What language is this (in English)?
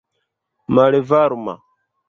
Esperanto